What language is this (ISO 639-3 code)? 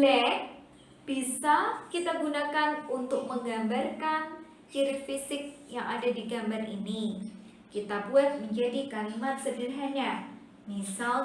ind